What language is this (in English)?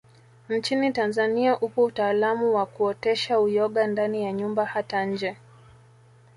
Swahili